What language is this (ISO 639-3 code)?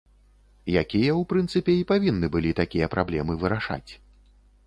bel